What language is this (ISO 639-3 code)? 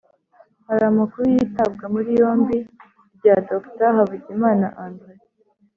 kin